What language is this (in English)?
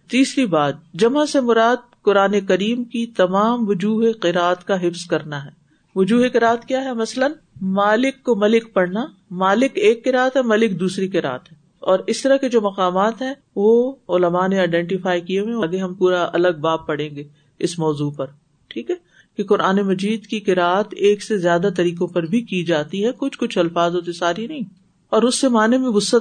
Urdu